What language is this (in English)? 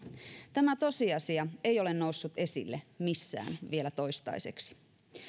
Finnish